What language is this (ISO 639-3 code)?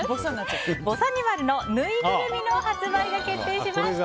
jpn